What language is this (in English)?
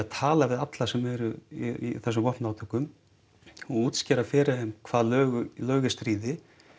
Icelandic